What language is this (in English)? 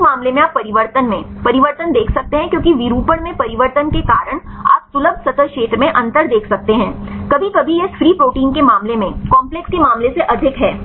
Hindi